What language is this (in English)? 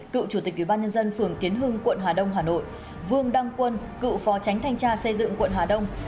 Vietnamese